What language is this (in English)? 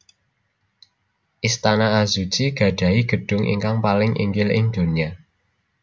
Javanese